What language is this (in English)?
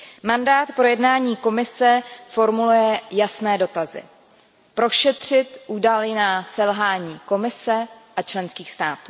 Czech